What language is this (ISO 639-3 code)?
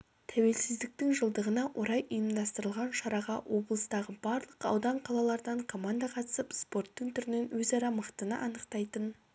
kaz